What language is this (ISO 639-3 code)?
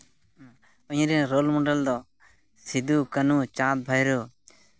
sat